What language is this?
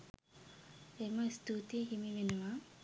Sinhala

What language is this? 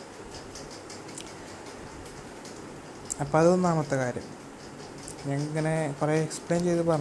Malayalam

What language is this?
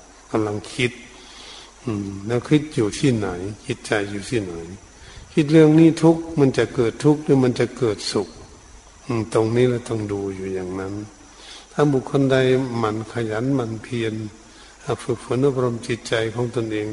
Thai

